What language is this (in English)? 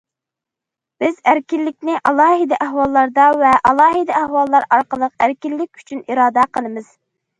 Uyghur